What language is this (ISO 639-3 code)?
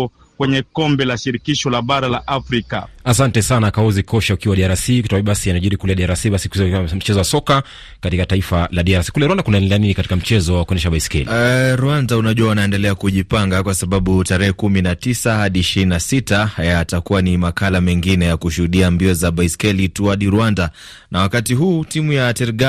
swa